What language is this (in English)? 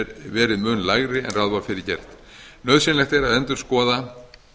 Icelandic